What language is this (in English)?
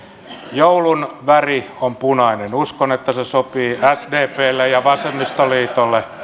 Finnish